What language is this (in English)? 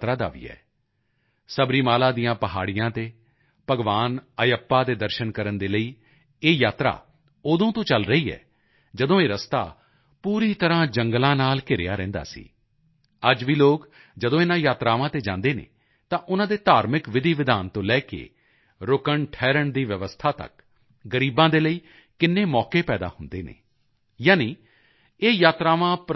Punjabi